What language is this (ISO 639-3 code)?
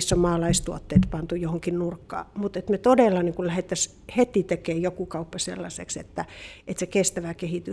fin